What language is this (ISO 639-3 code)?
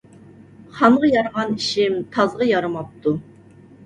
uig